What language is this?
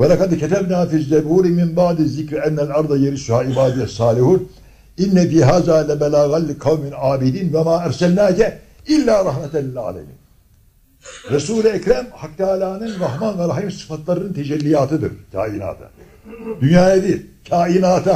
Turkish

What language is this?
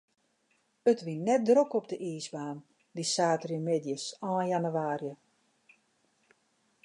Western Frisian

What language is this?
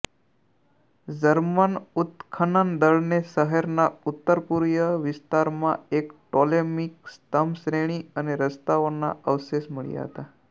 Gujarati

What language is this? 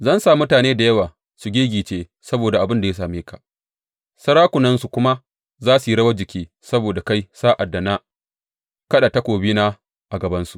Hausa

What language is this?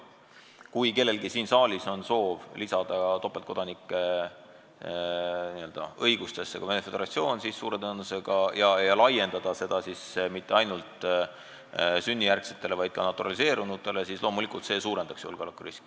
Estonian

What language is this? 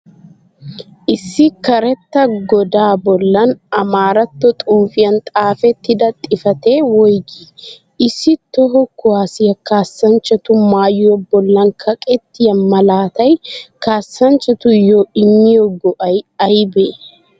Wolaytta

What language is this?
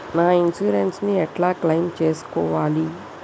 Telugu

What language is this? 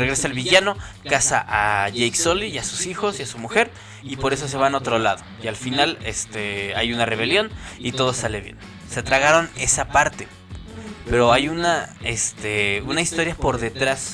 Spanish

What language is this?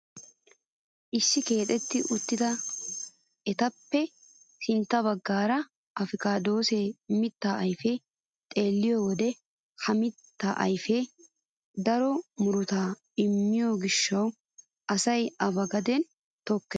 Wolaytta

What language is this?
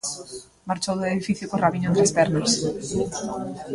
Galician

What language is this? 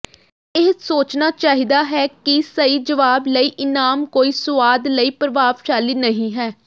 Punjabi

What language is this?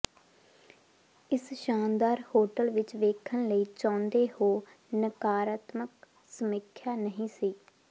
Punjabi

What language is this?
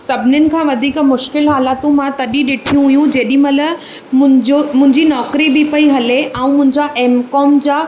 Sindhi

